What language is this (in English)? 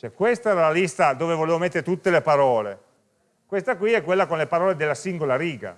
Italian